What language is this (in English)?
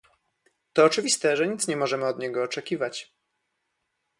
Polish